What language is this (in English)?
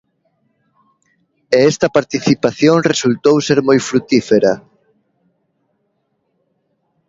Galician